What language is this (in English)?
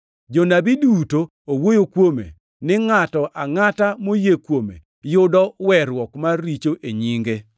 Luo (Kenya and Tanzania)